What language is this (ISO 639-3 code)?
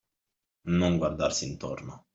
ita